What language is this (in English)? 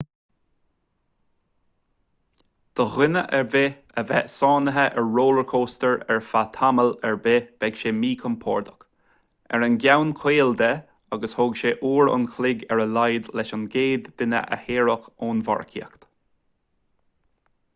Irish